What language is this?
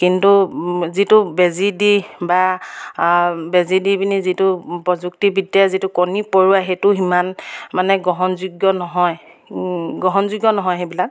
Assamese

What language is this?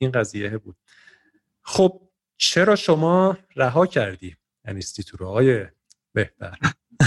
Persian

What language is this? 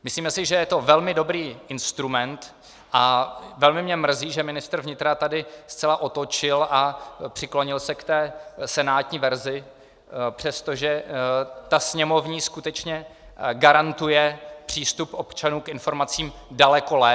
Czech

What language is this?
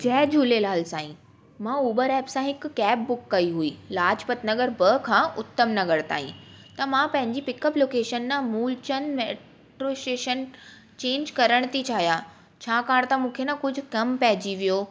Sindhi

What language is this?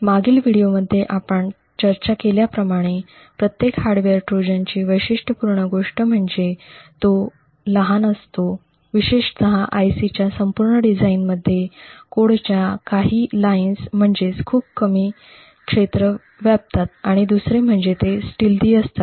Marathi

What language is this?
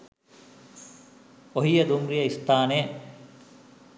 Sinhala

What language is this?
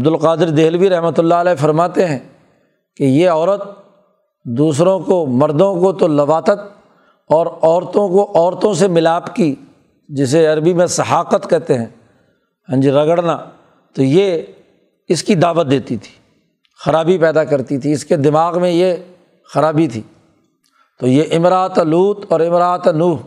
Urdu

